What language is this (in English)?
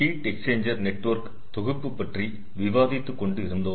Tamil